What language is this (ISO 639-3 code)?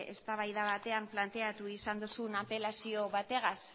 eus